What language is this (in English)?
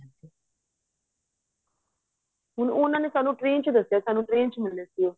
Punjabi